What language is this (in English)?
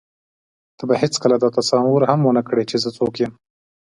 Pashto